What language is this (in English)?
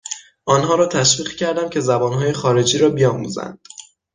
Persian